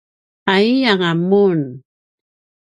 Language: Paiwan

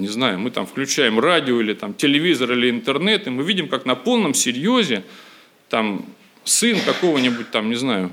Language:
Russian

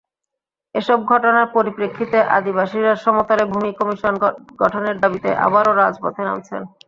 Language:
Bangla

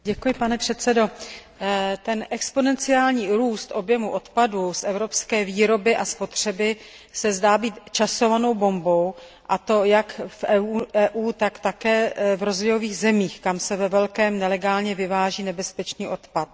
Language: Czech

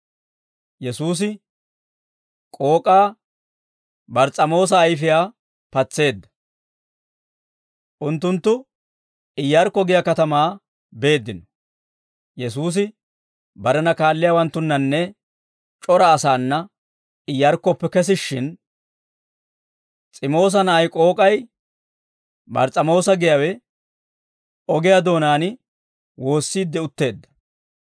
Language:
Dawro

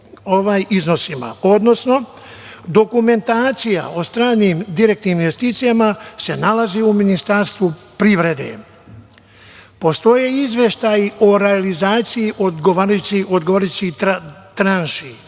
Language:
Serbian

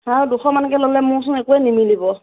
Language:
Assamese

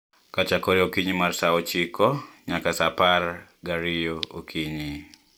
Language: Luo (Kenya and Tanzania)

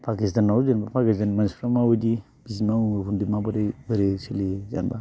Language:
Bodo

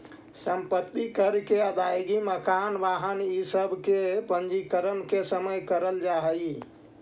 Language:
Magahi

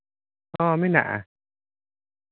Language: Santali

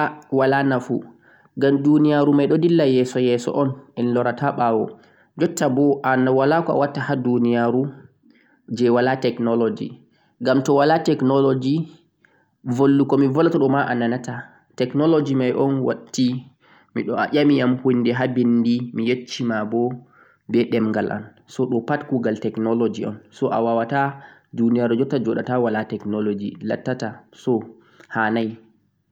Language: Central-Eastern Niger Fulfulde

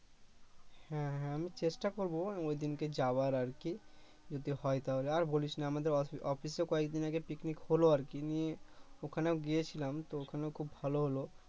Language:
Bangla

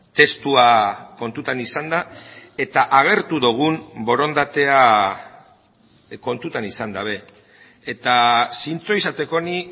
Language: Basque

